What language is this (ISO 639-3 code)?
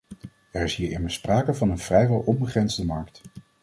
nld